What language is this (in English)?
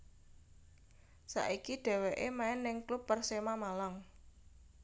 Javanese